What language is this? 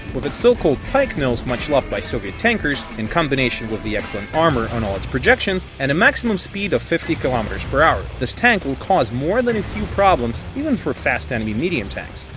English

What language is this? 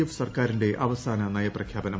Malayalam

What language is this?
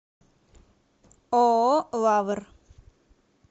Russian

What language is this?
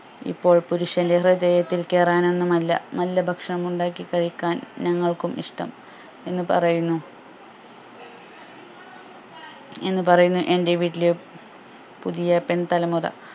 Malayalam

